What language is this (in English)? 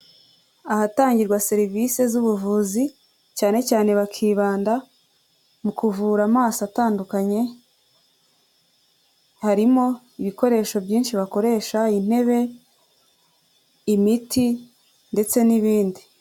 Kinyarwanda